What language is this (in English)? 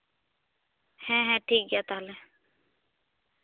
Santali